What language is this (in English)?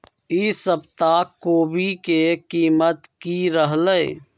Magahi